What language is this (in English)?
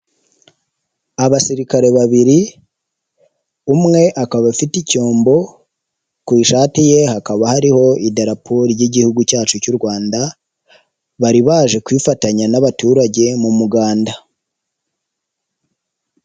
Kinyarwanda